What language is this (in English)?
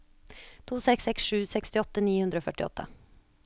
Norwegian